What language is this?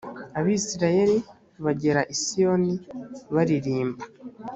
Kinyarwanda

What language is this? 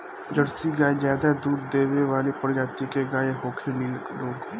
Bhojpuri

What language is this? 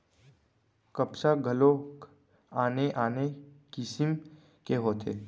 Chhattisgarhi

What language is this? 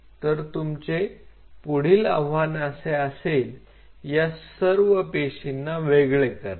Marathi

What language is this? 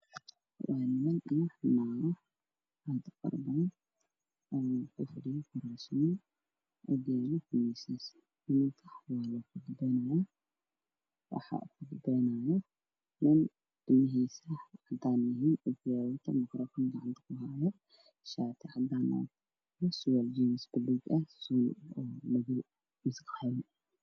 Somali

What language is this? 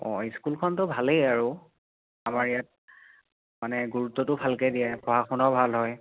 Assamese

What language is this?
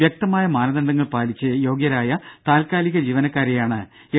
Malayalam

